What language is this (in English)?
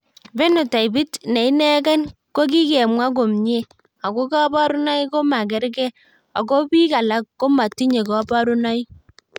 Kalenjin